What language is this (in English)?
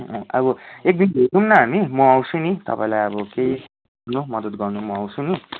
Nepali